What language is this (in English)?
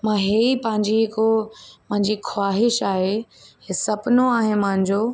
Sindhi